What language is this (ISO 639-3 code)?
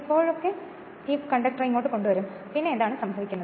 mal